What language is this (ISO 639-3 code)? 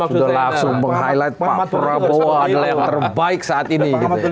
ind